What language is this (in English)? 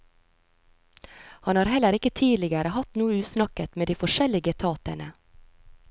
Norwegian